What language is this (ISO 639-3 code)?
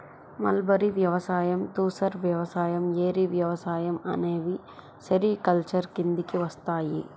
tel